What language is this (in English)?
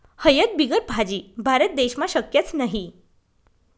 Marathi